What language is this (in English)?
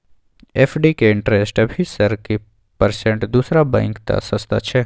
Maithili